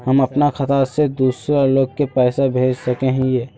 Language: Magahi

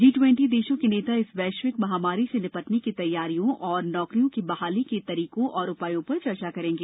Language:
Hindi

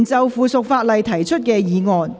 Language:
Cantonese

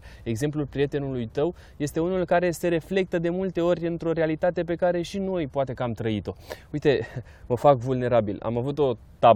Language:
Romanian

